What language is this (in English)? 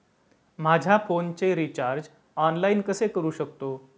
Marathi